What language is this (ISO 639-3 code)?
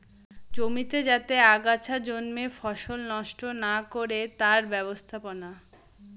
ben